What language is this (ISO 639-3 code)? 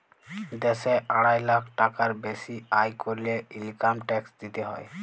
ben